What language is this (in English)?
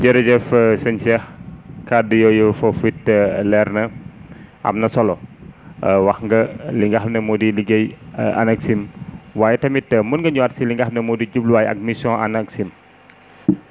Wolof